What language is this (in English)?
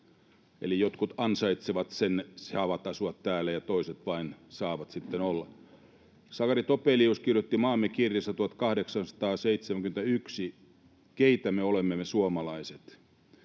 Finnish